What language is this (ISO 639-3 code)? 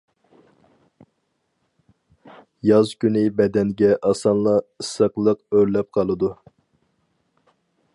uig